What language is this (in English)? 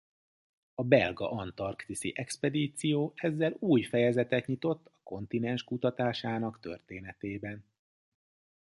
Hungarian